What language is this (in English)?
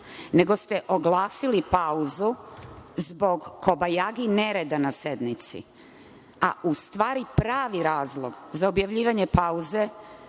Serbian